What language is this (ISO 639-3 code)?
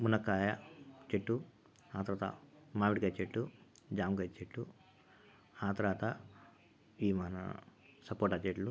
tel